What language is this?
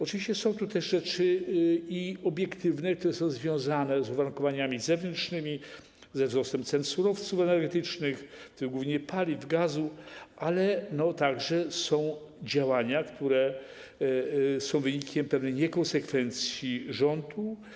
Polish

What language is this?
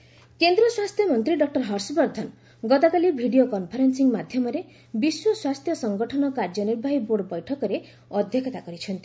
Odia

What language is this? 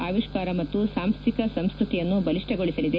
Kannada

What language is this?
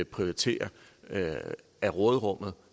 Danish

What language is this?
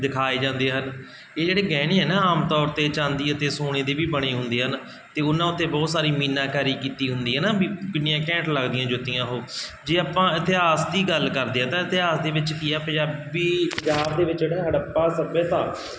Punjabi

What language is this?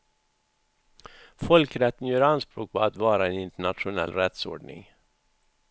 Swedish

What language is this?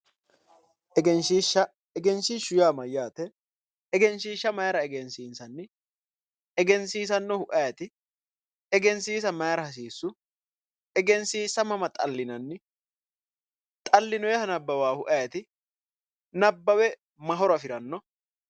Sidamo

